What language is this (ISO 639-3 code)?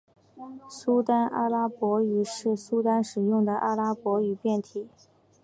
zho